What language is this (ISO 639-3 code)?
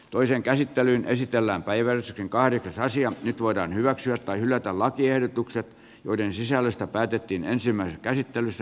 fin